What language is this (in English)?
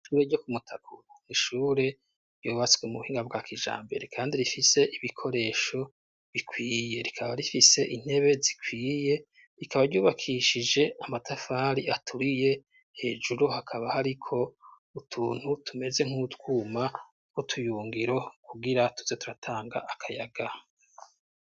Rundi